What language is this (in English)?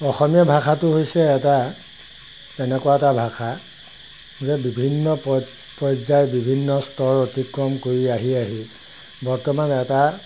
Assamese